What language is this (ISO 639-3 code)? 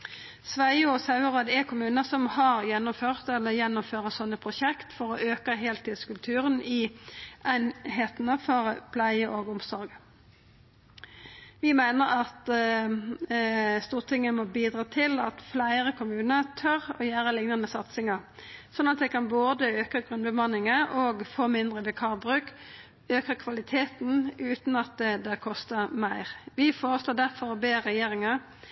nno